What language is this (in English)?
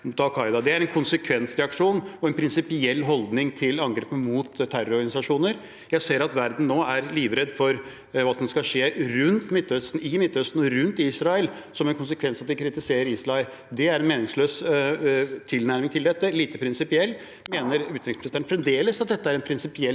Norwegian